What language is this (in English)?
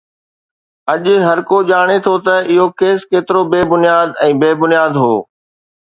Sindhi